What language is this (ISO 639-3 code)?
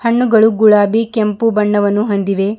kan